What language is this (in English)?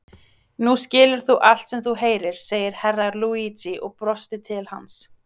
Icelandic